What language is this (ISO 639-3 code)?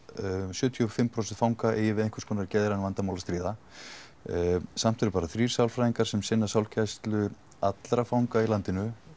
isl